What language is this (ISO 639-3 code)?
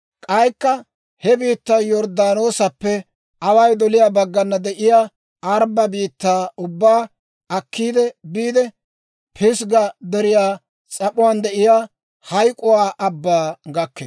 dwr